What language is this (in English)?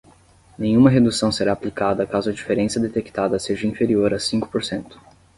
Portuguese